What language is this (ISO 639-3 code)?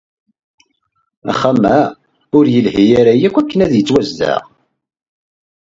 kab